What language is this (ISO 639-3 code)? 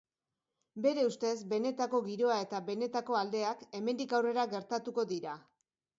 eus